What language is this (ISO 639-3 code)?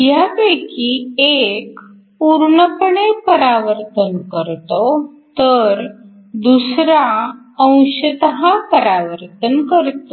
mar